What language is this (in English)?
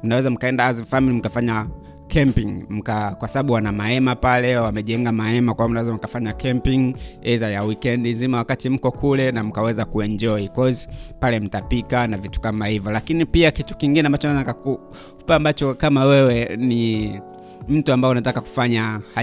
Swahili